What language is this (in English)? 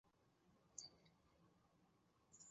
Chinese